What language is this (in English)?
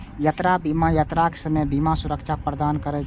Maithili